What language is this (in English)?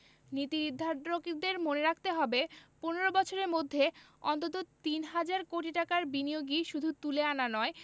Bangla